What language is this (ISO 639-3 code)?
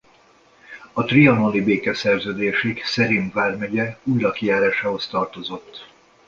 hun